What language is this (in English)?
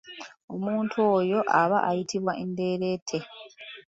Ganda